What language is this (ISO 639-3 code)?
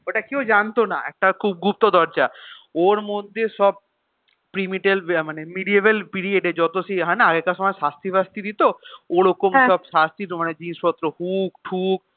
ben